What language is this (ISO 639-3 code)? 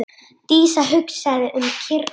isl